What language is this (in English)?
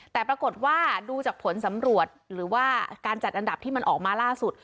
Thai